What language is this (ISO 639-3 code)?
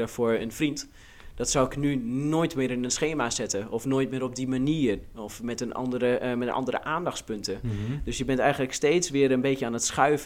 nld